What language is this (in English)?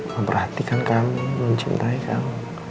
Indonesian